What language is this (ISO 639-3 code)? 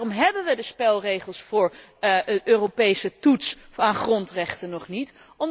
nld